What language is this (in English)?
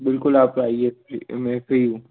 Hindi